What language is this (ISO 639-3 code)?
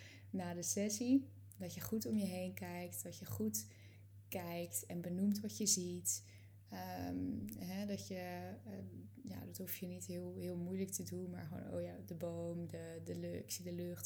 nld